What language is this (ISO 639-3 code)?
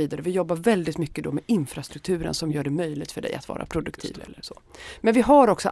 swe